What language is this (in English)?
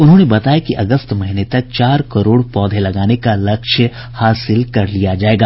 Hindi